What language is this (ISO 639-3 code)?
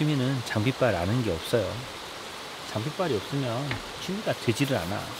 kor